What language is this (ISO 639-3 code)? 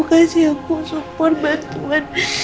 ind